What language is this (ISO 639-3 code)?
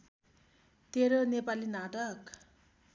nep